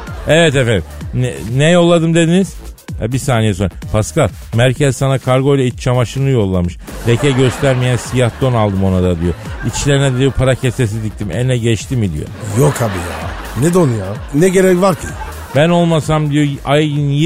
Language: Turkish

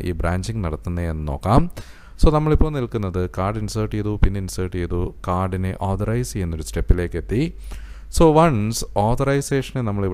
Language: Indonesian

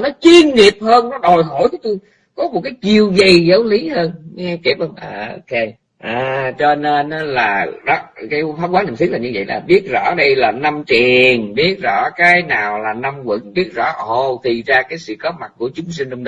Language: Vietnamese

